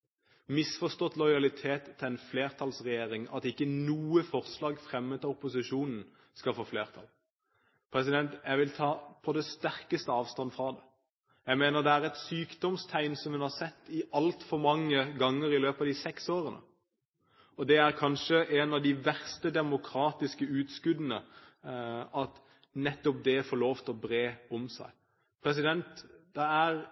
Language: Norwegian Bokmål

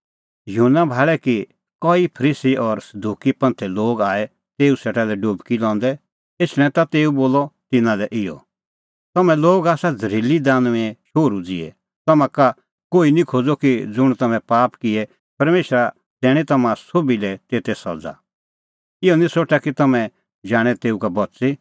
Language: Kullu Pahari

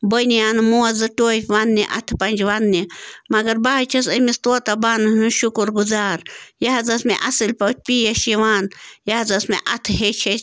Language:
Kashmiri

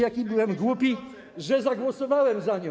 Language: Polish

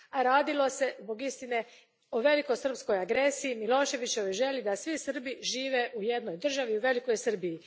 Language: Croatian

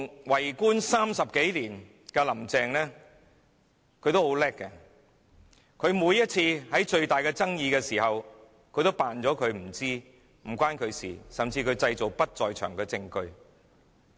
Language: Cantonese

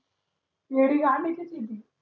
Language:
Marathi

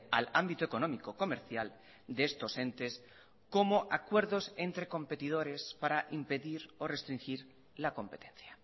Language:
Spanish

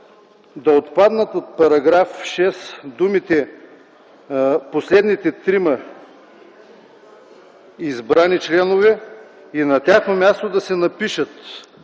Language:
Bulgarian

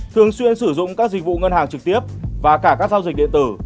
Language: Vietnamese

